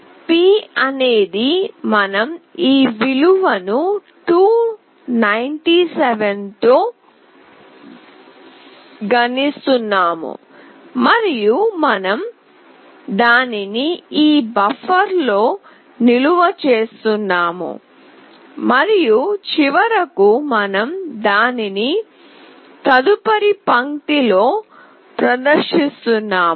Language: Telugu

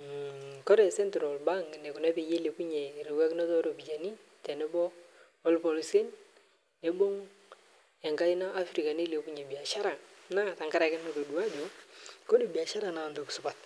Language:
Masai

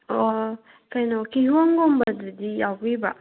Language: Manipuri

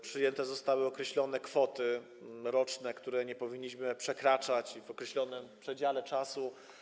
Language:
Polish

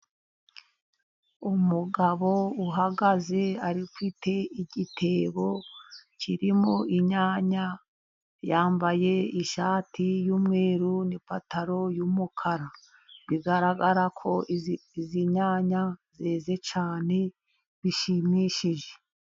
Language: Kinyarwanda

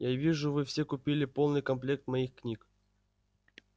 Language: Russian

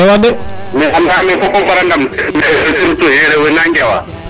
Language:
Serer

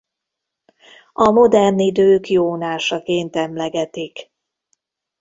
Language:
Hungarian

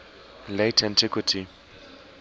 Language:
English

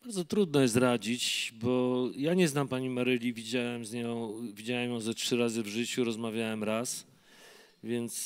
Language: Polish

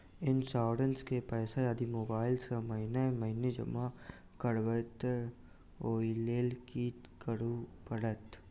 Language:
Maithili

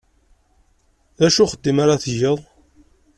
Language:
Kabyle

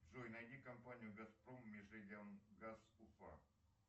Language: Russian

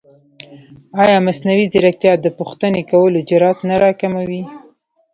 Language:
Pashto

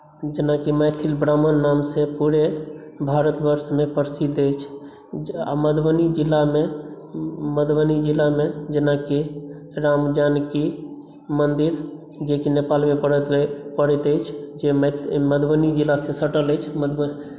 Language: Maithili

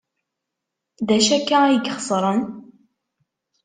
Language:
Kabyle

